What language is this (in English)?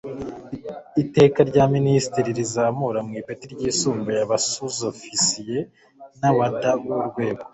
Kinyarwanda